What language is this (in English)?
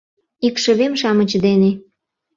Mari